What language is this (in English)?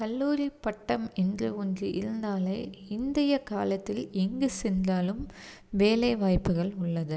Tamil